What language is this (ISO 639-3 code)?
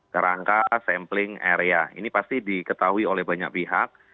ind